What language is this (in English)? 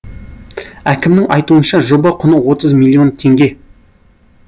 Kazakh